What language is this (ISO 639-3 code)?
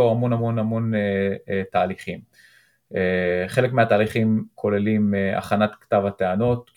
heb